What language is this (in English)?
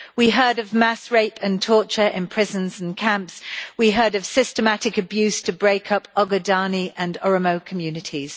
English